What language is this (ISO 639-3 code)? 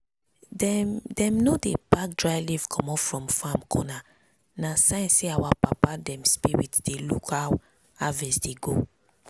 pcm